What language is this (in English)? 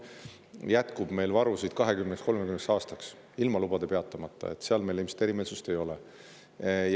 Estonian